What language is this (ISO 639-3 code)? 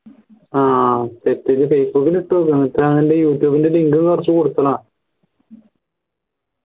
mal